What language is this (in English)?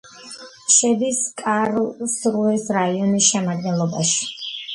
Georgian